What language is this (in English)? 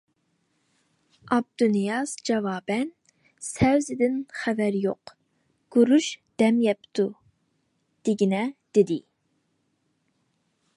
Uyghur